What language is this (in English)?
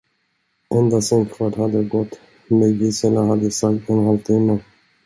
Swedish